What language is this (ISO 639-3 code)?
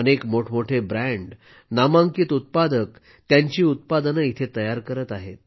mar